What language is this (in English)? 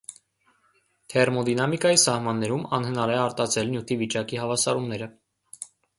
Armenian